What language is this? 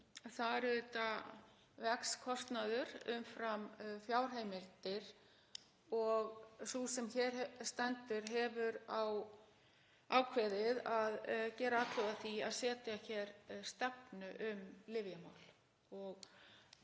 Icelandic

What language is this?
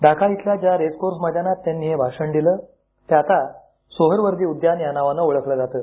Marathi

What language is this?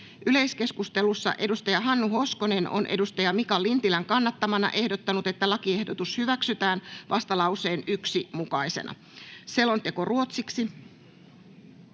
Finnish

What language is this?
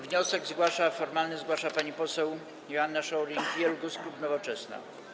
Polish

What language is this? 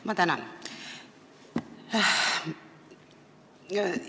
Estonian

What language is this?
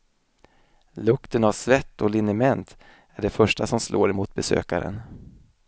Swedish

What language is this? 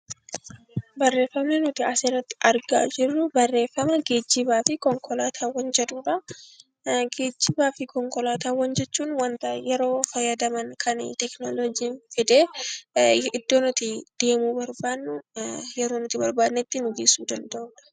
Oromo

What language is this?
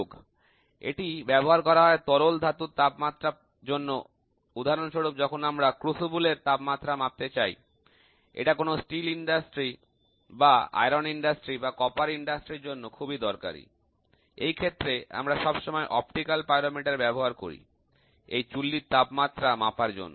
Bangla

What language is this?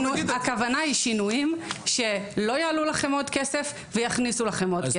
Hebrew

